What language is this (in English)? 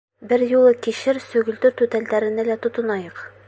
Bashkir